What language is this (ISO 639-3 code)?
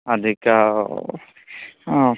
san